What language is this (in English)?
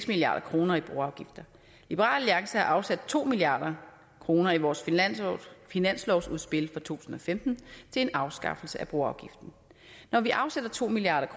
Danish